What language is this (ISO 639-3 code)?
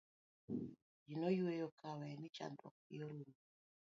luo